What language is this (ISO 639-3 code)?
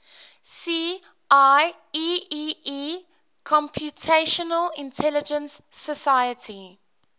eng